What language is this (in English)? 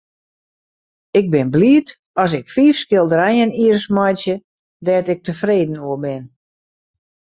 Western Frisian